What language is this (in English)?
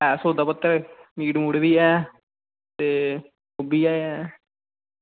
Dogri